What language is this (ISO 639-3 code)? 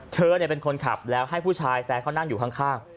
tha